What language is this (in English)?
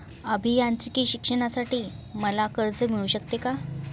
Marathi